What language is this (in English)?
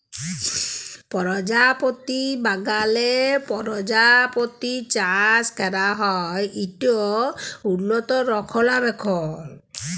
Bangla